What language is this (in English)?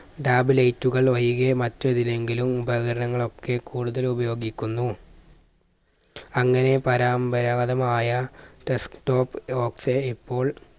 Malayalam